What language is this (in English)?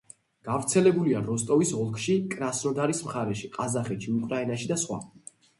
Georgian